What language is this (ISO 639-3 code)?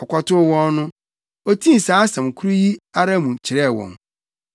aka